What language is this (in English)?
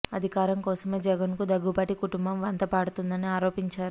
Telugu